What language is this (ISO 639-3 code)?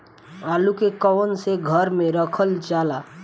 bho